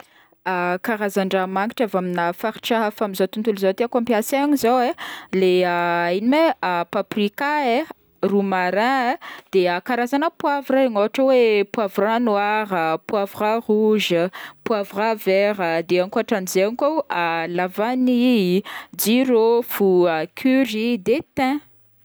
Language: Northern Betsimisaraka Malagasy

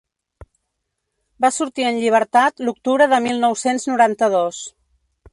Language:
Catalan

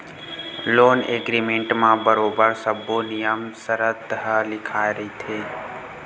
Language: Chhattisgarhi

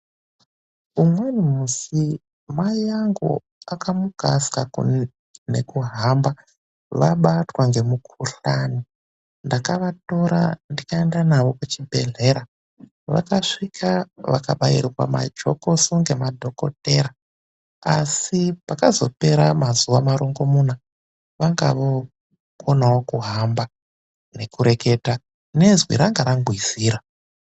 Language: Ndau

